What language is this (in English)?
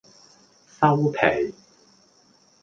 Cantonese